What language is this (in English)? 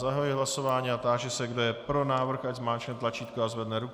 Czech